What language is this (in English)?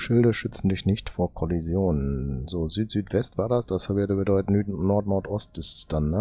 German